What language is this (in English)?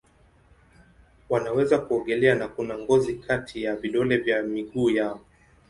Swahili